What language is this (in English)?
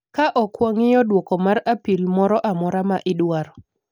Luo (Kenya and Tanzania)